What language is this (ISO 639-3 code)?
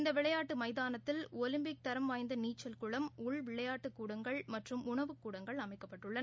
tam